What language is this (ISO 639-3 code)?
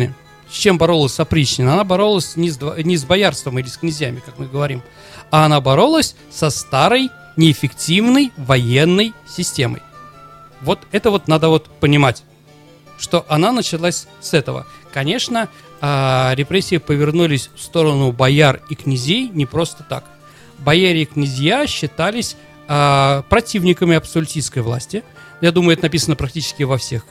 rus